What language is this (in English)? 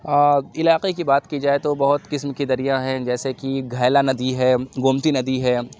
Urdu